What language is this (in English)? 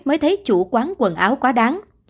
Vietnamese